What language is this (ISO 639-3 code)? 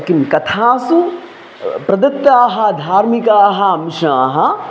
san